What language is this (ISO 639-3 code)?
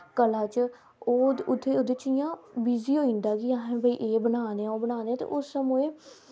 doi